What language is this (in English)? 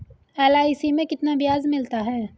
Hindi